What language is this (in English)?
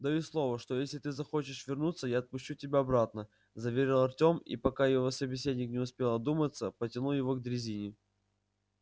Russian